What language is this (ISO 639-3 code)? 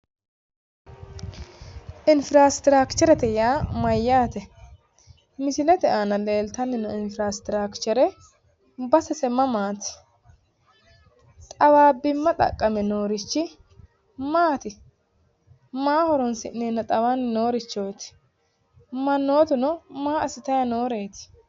sid